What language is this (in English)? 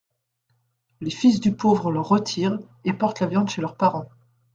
French